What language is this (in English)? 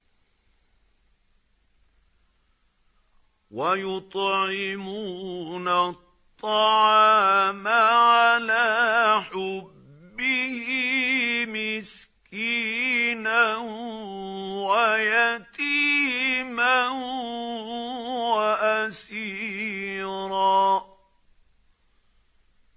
Arabic